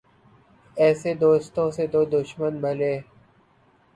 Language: Urdu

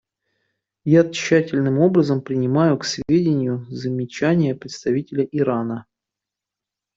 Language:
Russian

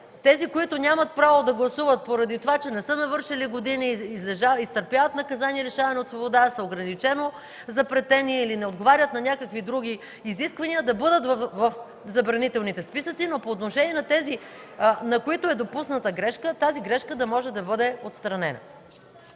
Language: Bulgarian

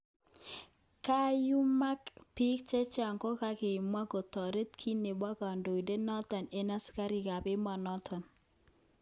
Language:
Kalenjin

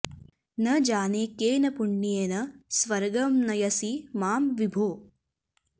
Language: Sanskrit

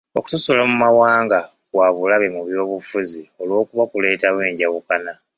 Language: Ganda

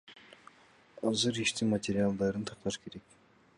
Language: Kyrgyz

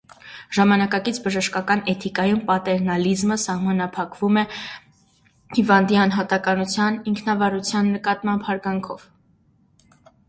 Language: Armenian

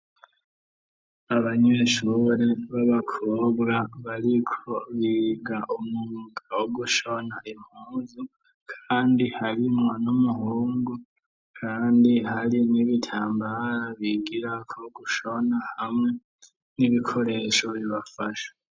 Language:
Rundi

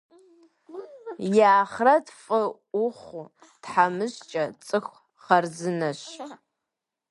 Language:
Kabardian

